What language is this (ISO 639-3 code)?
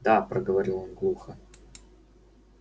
rus